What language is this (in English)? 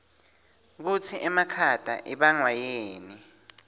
Swati